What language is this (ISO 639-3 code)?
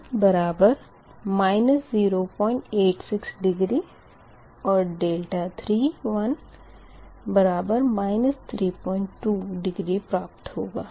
hin